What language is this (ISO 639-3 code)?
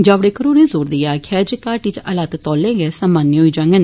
doi